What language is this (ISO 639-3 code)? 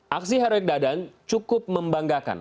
ind